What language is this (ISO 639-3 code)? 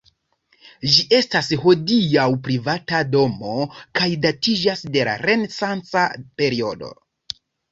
epo